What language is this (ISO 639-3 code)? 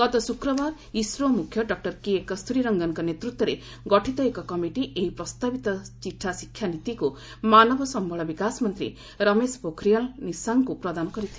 ori